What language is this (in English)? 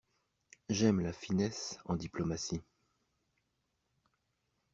French